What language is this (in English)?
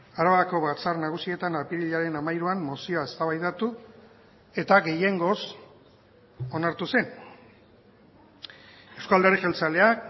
Basque